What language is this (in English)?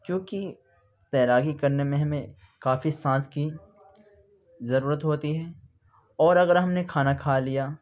Urdu